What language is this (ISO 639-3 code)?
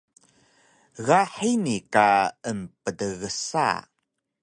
trv